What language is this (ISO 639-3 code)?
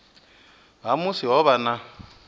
ven